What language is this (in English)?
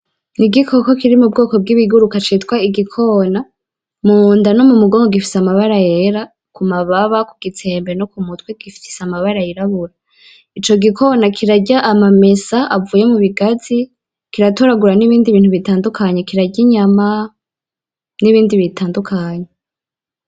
Rundi